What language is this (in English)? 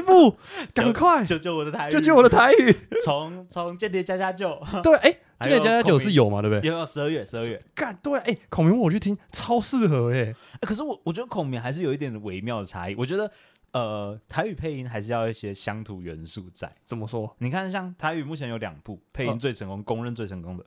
Chinese